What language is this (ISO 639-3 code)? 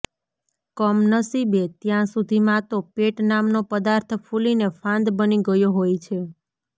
guj